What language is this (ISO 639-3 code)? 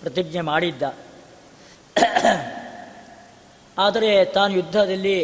kan